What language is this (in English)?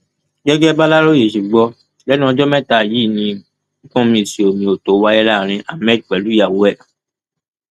Yoruba